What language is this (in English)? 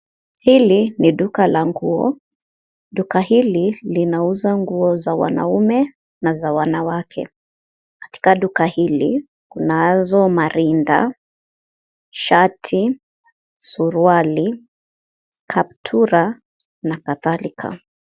Swahili